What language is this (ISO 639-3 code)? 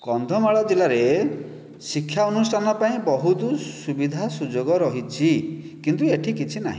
ori